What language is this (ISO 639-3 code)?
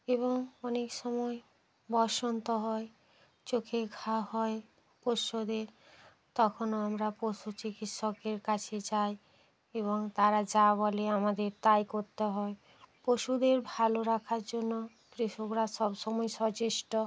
ben